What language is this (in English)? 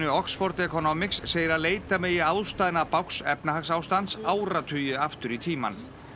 Icelandic